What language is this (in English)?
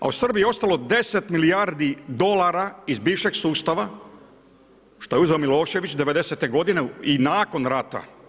Croatian